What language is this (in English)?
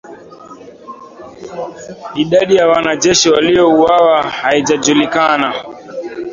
Swahili